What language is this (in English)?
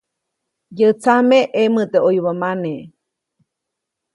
Copainalá Zoque